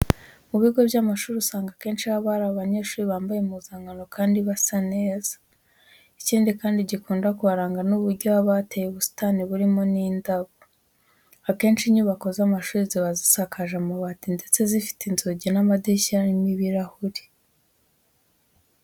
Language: Kinyarwanda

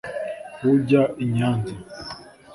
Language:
Kinyarwanda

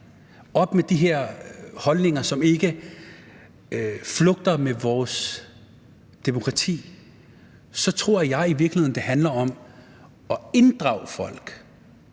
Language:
Danish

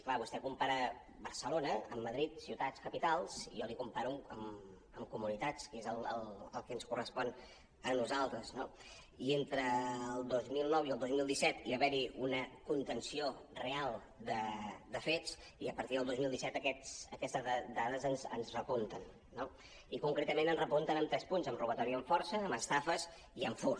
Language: Catalan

